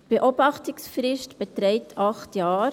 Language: Swiss German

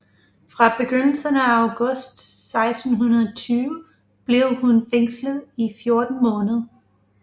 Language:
Danish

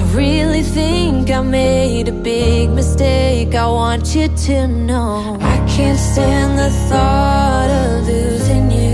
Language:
Portuguese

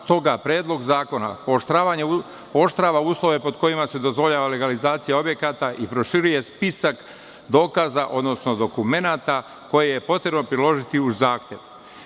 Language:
Serbian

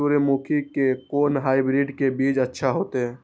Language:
Maithili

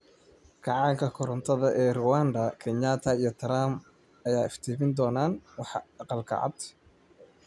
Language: Somali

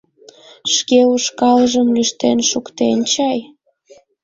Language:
Mari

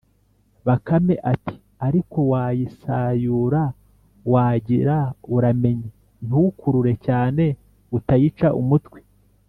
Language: Kinyarwanda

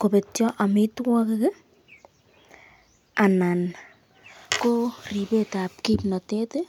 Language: Kalenjin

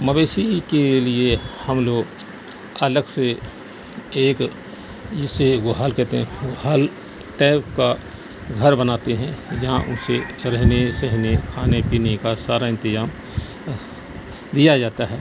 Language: Urdu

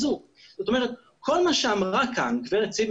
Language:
Hebrew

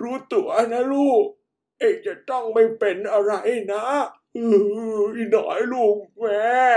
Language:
Thai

